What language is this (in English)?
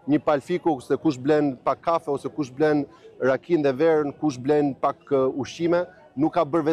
Romanian